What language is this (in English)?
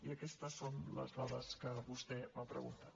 Catalan